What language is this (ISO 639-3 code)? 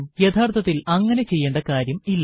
mal